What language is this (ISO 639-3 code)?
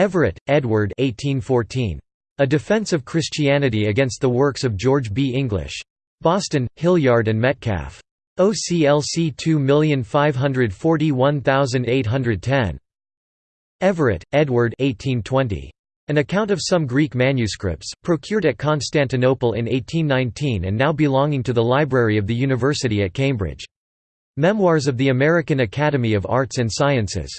eng